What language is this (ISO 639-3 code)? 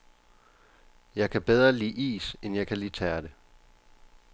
dan